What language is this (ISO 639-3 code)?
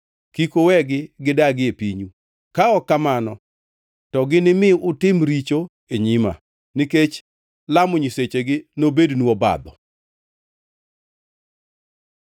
luo